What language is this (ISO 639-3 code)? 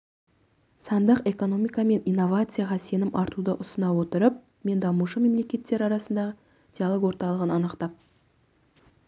kaz